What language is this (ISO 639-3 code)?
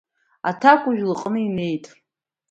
abk